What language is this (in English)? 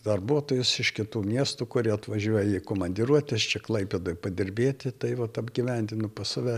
Lithuanian